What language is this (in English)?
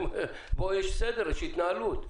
Hebrew